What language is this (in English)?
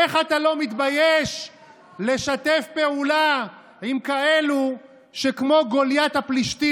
Hebrew